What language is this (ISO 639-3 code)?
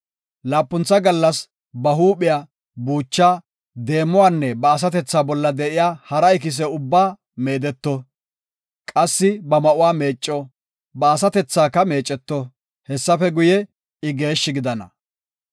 gof